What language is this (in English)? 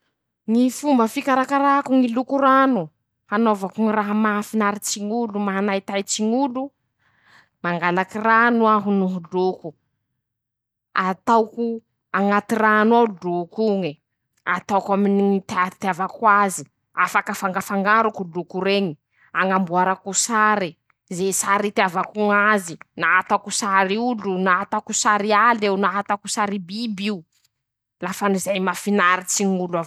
Masikoro Malagasy